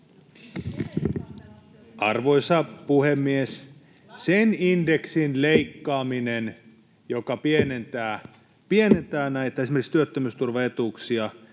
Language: Finnish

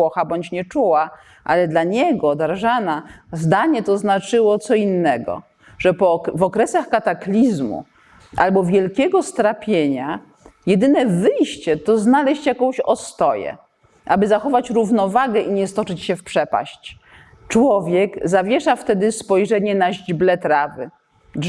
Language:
Polish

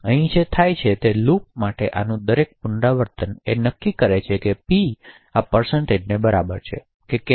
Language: Gujarati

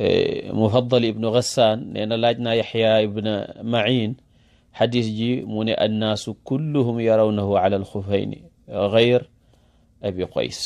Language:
Arabic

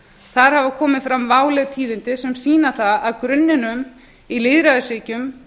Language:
Icelandic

